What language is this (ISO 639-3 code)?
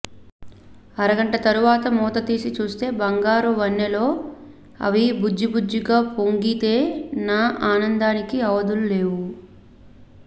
tel